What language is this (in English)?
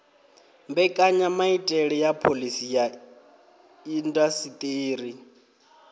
Venda